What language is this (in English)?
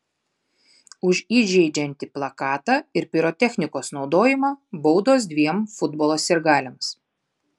Lithuanian